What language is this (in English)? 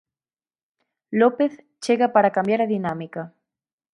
Galician